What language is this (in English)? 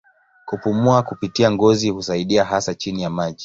Swahili